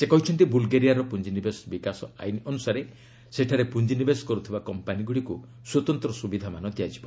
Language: Odia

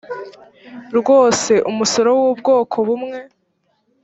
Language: Kinyarwanda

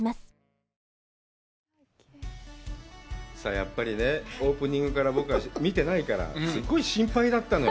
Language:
Japanese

